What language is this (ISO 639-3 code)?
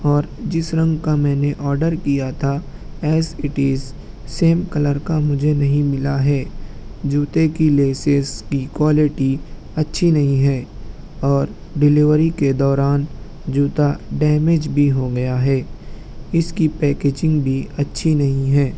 urd